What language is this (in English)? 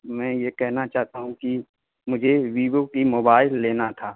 Urdu